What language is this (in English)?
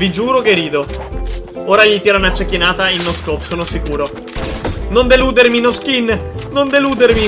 Italian